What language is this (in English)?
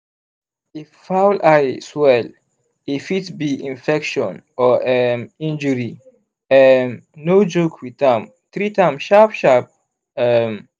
Nigerian Pidgin